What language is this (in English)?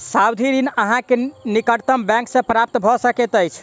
Maithili